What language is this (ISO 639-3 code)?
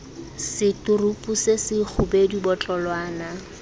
sot